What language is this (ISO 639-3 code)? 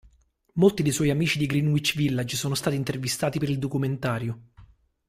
ita